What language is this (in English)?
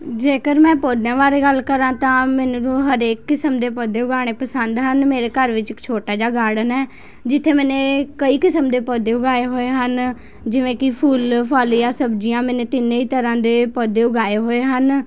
Punjabi